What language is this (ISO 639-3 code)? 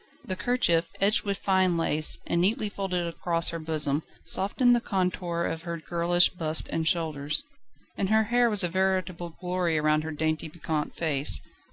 eng